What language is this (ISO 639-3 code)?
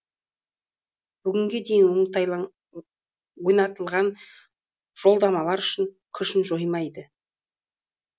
kaz